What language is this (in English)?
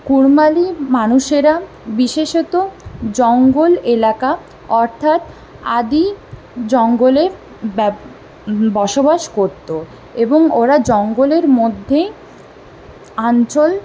Bangla